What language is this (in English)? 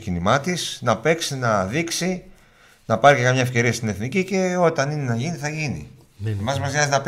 Greek